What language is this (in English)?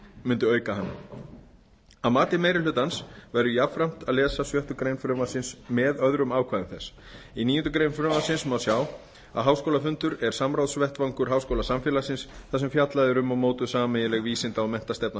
Icelandic